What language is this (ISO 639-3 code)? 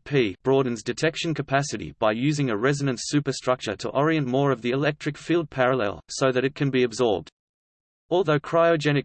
eng